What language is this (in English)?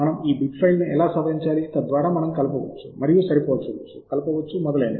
Telugu